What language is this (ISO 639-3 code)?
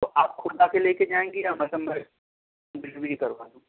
urd